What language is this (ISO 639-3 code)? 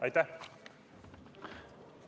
est